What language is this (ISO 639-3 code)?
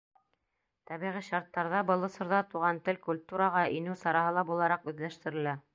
bak